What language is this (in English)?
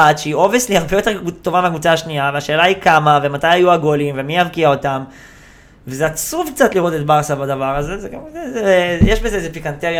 Hebrew